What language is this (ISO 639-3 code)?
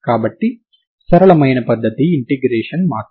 tel